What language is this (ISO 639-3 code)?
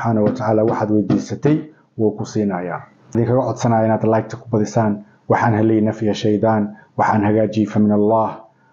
ara